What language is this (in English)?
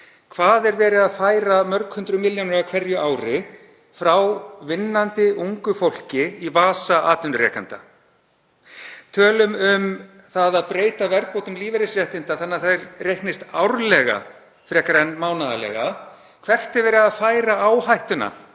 Icelandic